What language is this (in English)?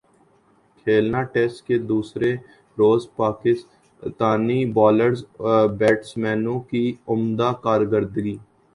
Urdu